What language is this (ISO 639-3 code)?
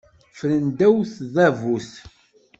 kab